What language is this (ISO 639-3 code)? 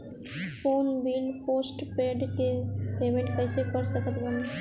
bho